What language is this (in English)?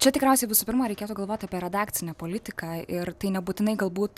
Lithuanian